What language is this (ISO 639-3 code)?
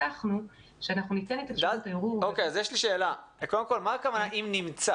heb